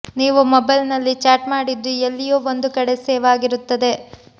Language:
Kannada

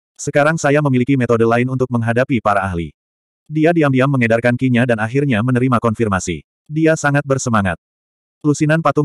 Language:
Indonesian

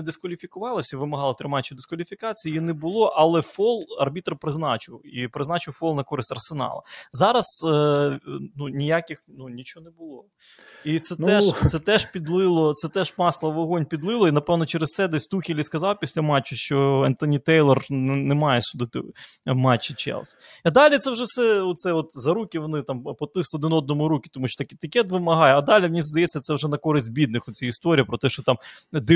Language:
Ukrainian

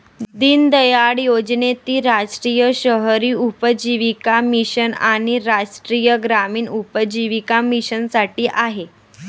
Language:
Marathi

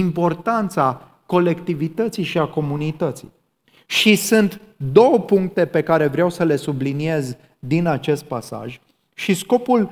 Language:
Romanian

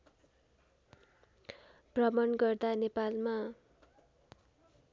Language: Nepali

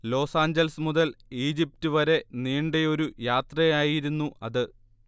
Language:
Malayalam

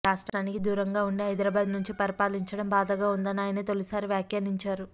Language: Telugu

